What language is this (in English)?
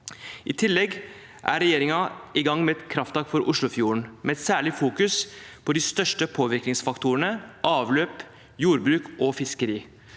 Norwegian